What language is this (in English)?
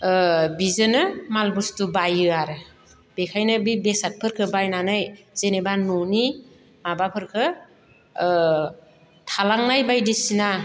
Bodo